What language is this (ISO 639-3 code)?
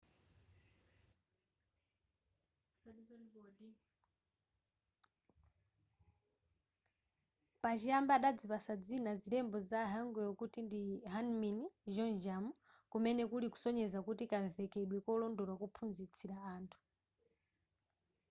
nya